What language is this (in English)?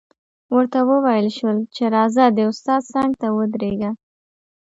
Pashto